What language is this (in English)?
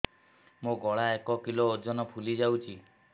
Odia